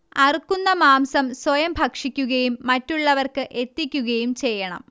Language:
Malayalam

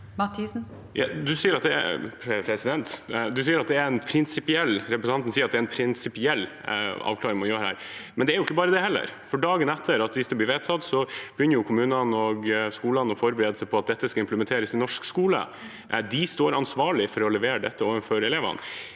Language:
Norwegian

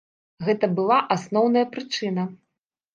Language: Belarusian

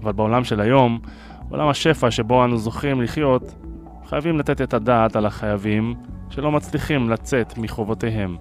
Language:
Hebrew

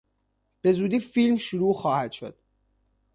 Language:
Persian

